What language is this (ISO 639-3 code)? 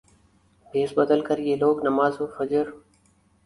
urd